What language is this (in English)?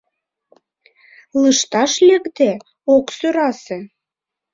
Mari